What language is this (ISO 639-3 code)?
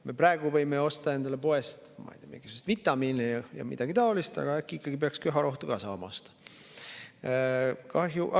est